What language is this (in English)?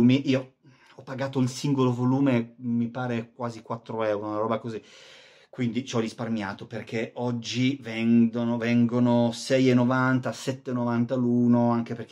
Italian